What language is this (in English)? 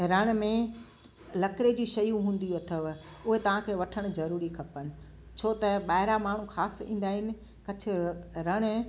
Sindhi